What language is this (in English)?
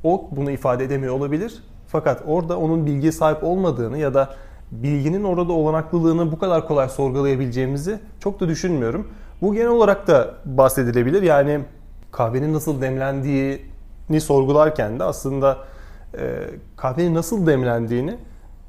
Turkish